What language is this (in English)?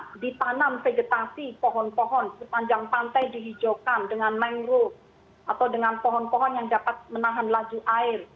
Indonesian